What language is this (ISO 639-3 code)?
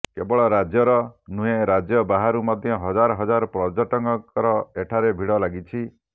ori